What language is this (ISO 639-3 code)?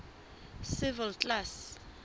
sot